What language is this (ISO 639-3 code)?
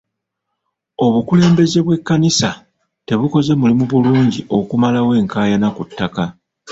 lug